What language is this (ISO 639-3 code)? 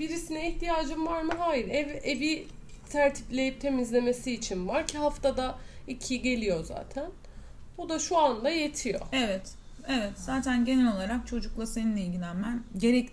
tur